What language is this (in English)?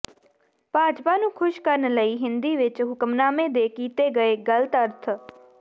Punjabi